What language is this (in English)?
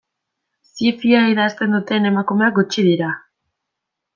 Basque